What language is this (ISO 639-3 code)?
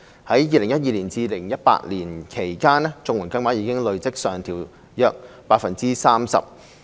yue